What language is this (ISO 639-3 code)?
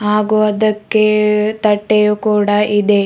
kan